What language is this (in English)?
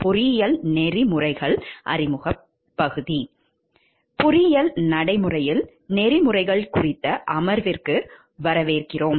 Tamil